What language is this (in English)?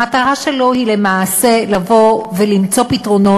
Hebrew